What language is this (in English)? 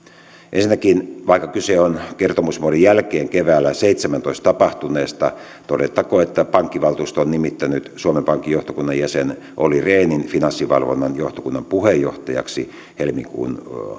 Finnish